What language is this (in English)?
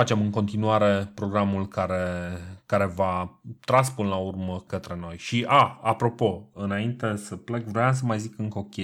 Romanian